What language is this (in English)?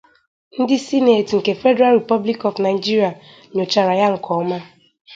Igbo